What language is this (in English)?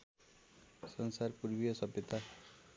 Nepali